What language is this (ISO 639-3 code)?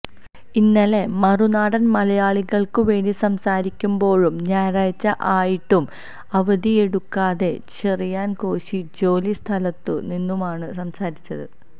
mal